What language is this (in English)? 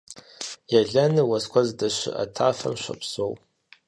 Kabardian